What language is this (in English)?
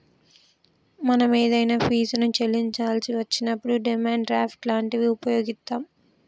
Telugu